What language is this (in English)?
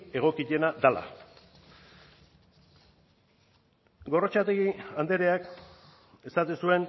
Basque